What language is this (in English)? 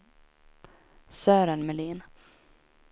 Swedish